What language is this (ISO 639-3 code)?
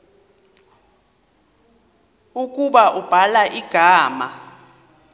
xho